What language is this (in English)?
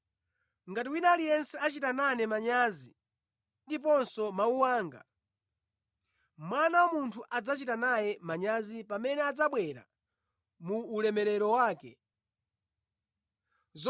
Nyanja